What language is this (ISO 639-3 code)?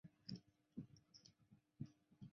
zho